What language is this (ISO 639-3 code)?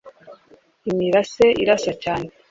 kin